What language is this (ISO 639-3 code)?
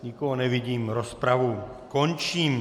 ces